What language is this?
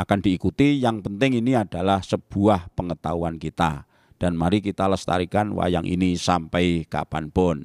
Indonesian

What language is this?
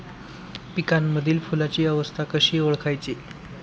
Marathi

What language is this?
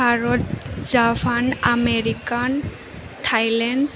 Bodo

